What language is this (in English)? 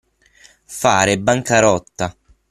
Italian